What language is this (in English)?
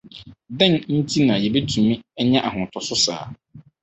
Akan